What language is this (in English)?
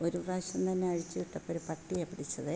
Malayalam